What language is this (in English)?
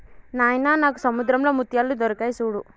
Telugu